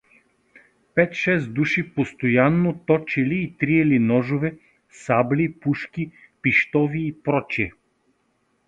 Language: Bulgarian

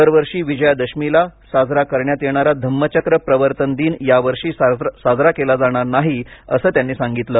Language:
Marathi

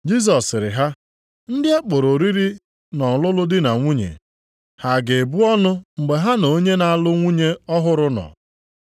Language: Igbo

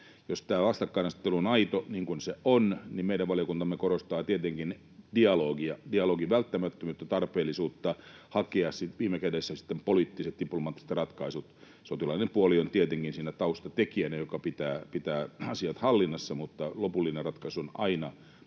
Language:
Finnish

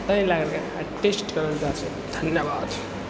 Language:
Maithili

